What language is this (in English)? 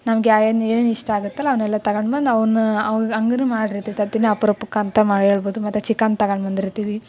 Kannada